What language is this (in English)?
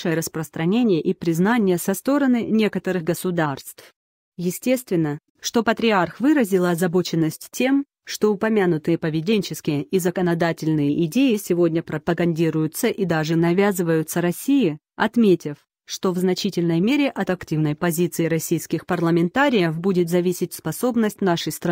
Russian